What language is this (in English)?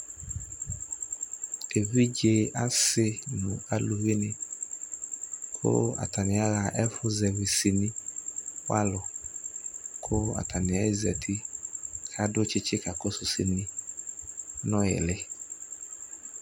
Ikposo